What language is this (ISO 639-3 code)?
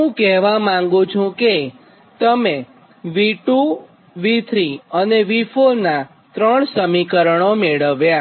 guj